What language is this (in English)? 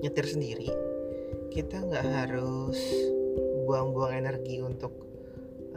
Indonesian